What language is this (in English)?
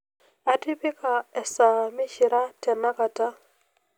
Masai